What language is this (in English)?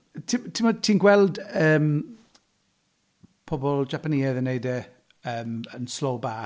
Welsh